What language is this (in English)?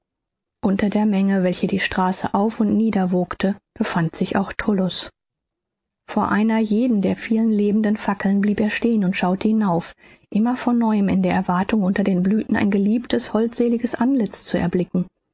German